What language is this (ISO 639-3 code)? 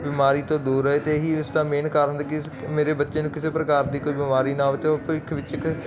pan